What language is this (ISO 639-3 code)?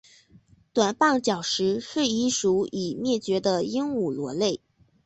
zho